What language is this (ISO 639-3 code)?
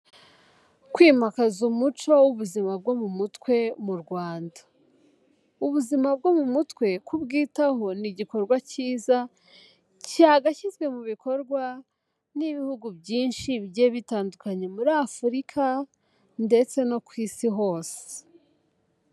kin